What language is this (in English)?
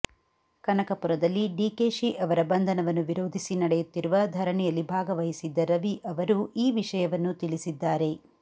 Kannada